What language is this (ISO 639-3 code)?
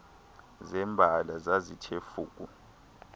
xho